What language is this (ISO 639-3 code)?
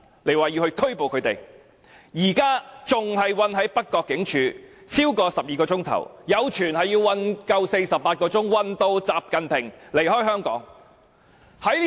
yue